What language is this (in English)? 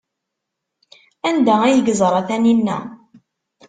Kabyle